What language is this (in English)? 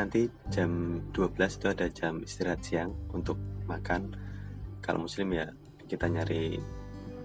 Indonesian